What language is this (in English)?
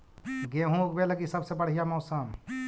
Magahi